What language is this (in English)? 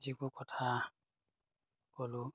Assamese